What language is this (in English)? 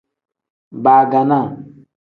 Tem